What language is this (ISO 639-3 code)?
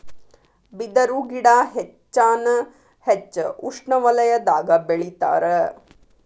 kan